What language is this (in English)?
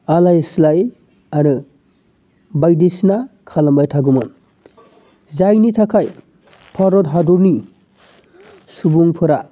Bodo